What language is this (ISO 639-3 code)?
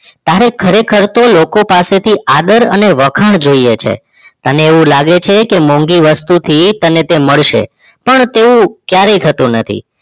guj